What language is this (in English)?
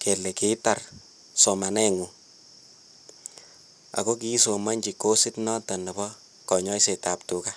Kalenjin